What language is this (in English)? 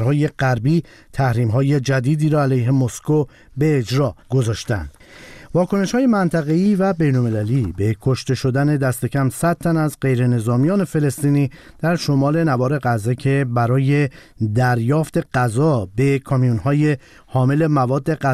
Persian